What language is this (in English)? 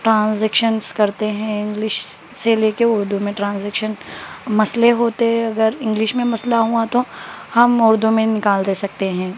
Urdu